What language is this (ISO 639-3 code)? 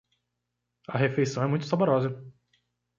por